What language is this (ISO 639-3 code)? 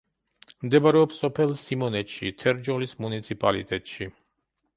kat